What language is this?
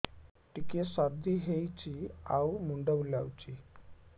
Odia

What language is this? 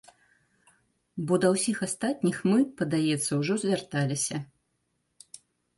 Belarusian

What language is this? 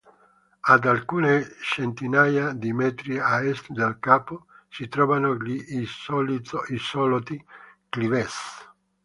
Italian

